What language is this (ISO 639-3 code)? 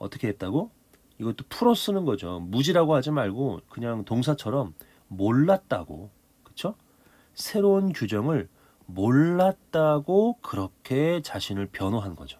kor